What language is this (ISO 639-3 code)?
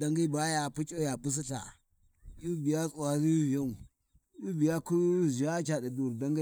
wji